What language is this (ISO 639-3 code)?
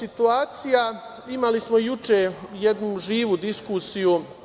srp